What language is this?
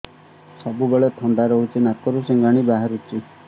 Odia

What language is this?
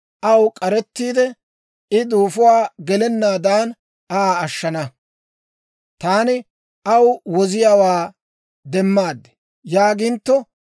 Dawro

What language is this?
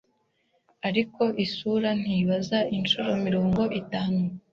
Kinyarwanda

